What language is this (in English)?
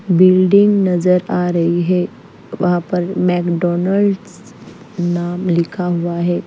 Hindi